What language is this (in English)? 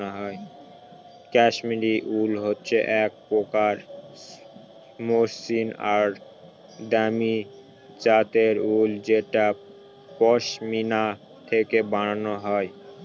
Bangla